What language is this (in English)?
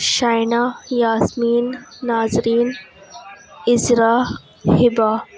Urdu